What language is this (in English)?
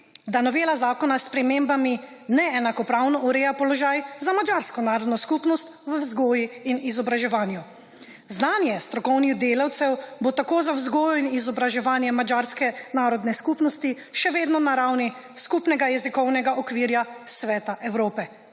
Slovenian